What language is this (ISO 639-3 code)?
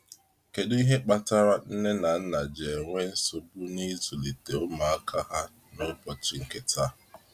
ibo